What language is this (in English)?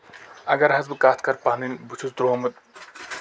Kashmiri